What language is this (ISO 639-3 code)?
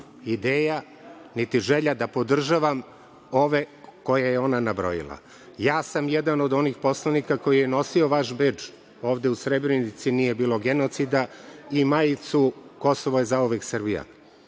srp